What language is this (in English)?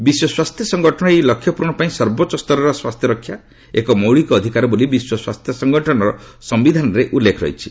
Odia